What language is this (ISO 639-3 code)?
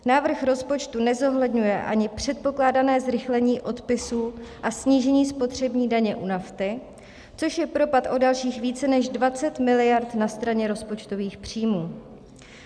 ces